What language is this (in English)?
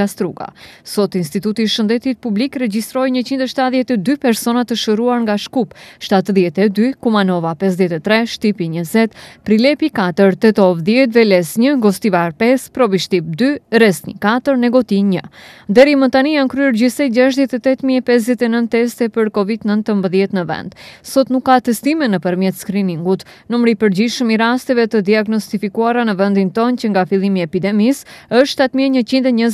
Romanian